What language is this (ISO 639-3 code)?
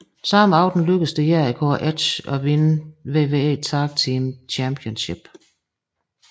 dan